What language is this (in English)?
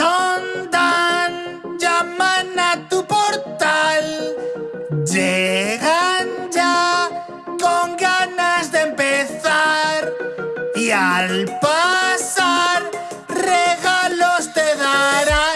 Spanish